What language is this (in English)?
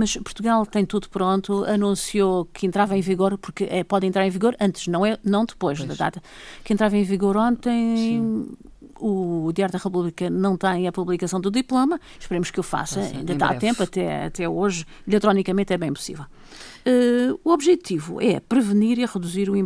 Portuguese